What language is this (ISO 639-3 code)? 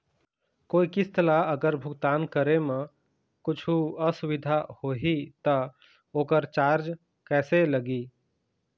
hne